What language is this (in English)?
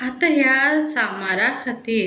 Konkani